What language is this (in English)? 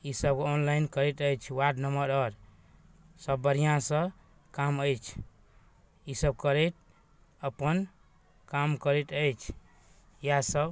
Maithili